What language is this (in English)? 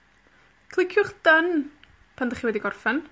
Welsh